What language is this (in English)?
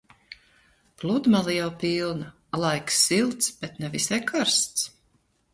Latvian